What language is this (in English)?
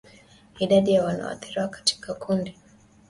Swahili